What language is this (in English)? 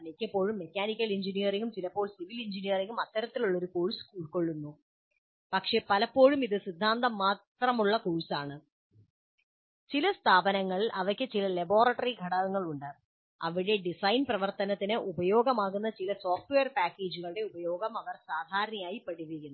Malayalam